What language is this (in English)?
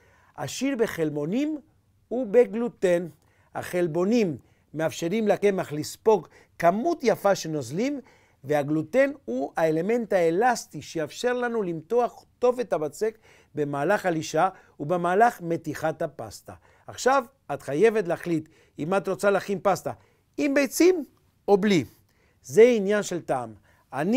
Hebrew